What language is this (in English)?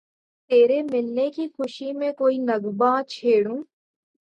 Urdu